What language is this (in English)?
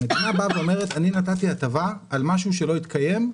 Hebrew